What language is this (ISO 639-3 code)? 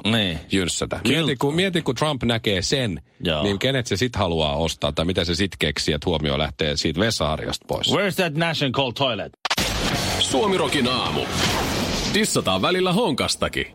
fin